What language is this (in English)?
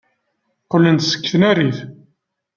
Kabyle